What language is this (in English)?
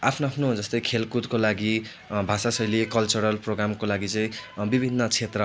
Nepali